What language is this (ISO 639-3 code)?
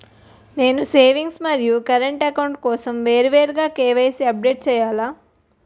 tel